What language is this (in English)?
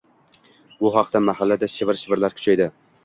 Uzbek